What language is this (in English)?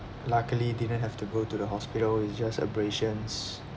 English